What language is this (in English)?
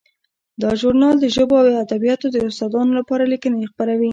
Pashto